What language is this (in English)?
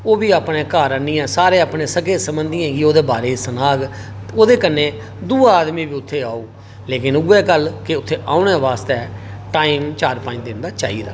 Dogri